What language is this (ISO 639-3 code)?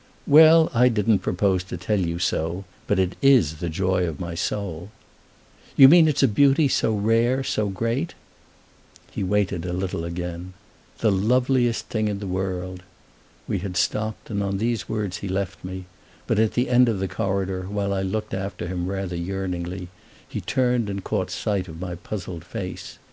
eng